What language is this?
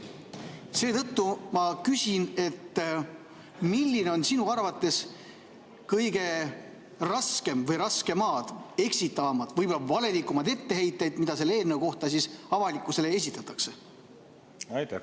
Estonian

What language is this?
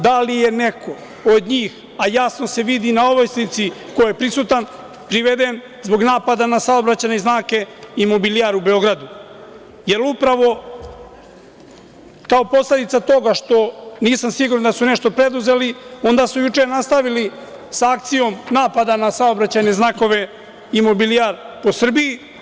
Serbian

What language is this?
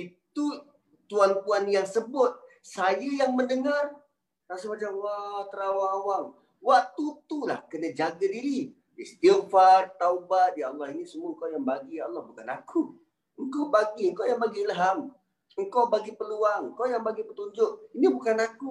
Malay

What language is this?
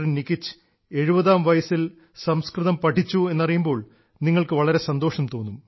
Malayalam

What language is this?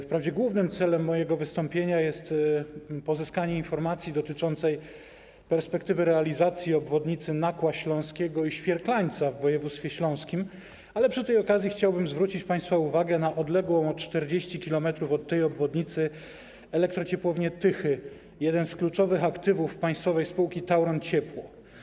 Polish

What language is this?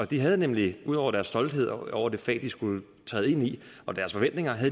Danish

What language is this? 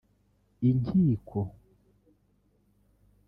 Kinyarwanda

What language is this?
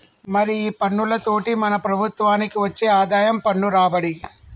Telugu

